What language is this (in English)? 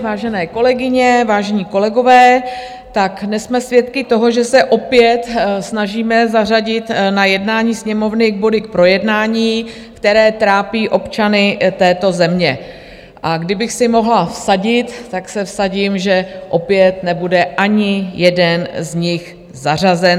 Czech